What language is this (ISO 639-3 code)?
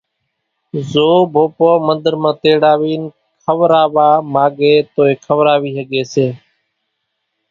gjk